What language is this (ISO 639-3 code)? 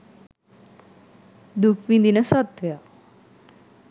sin